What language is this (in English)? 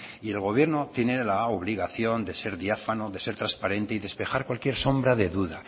Spanish